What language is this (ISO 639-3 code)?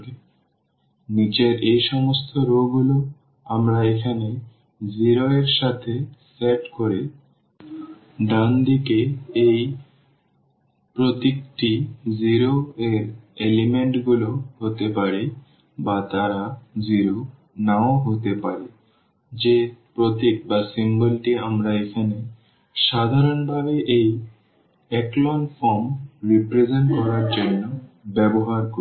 ben